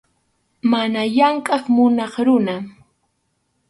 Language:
Arequipa-La Unión Quechua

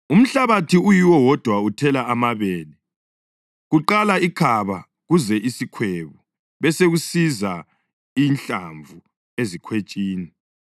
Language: North Ndebele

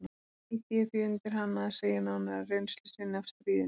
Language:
Icelandic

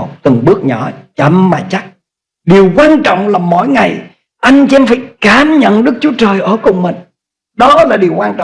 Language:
Vietnamese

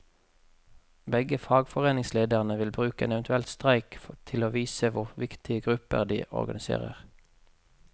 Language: Norwegian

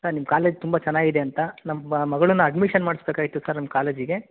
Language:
Kannada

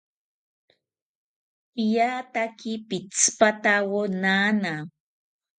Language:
South Ucayali Ashéninka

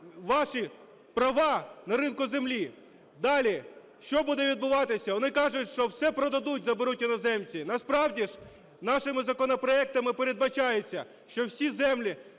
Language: Ukrainian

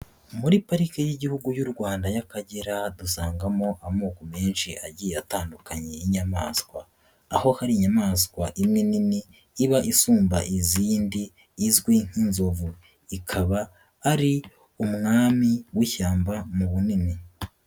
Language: Kinyarwanda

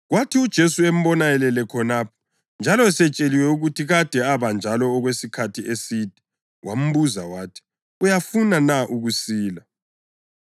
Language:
North Ndebele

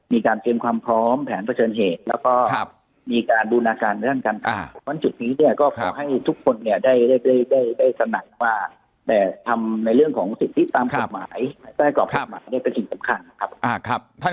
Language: Thai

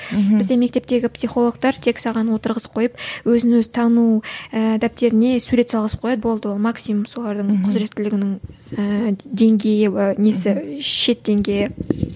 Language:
Kazakh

